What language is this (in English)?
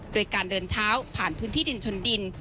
Thai